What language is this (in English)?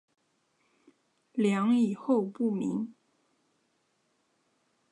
Chinese